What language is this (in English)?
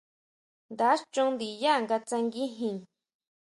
Huautla Mazatec